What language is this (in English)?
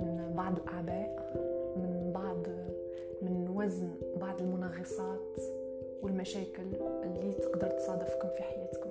Arabic